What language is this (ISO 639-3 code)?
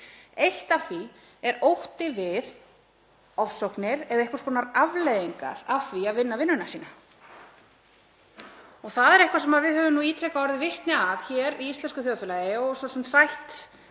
isl